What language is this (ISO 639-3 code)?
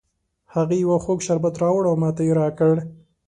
pus